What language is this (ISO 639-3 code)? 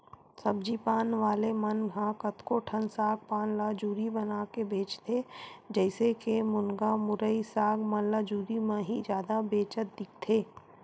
hne